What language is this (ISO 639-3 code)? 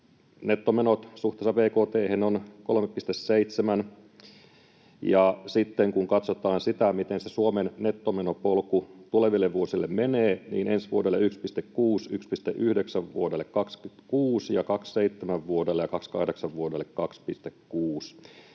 fin